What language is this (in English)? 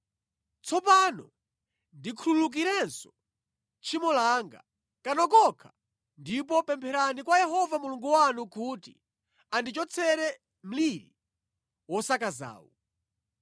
Nyanja